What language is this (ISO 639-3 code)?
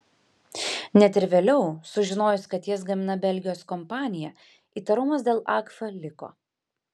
lit